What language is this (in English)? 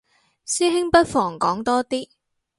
Cantonese